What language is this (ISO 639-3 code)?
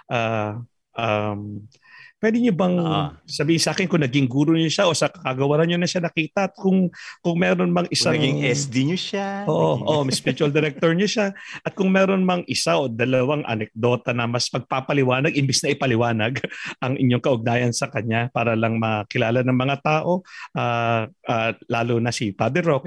fil